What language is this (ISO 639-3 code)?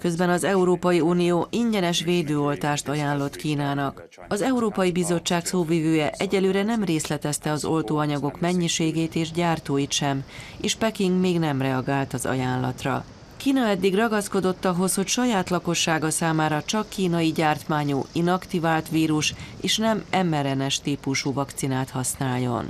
hun